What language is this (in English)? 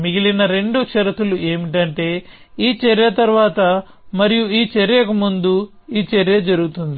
Telugu